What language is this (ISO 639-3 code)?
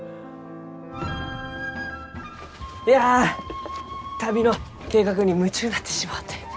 jpn